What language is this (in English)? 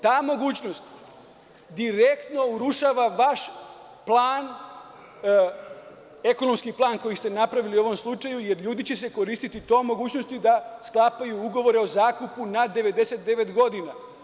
Serbian